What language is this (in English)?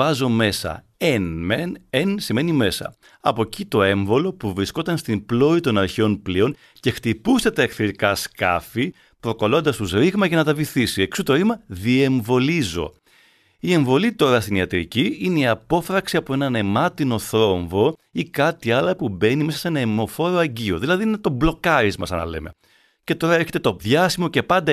Greek